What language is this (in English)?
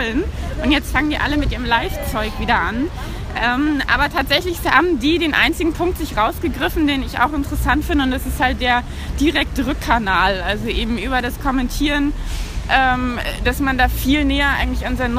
German